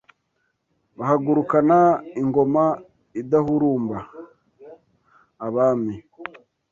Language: Kinyarwanda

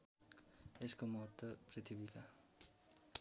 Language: Nepali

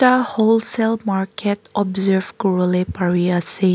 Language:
Naga Pidgin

